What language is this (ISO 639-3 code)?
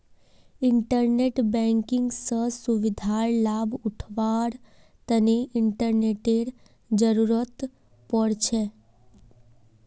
mag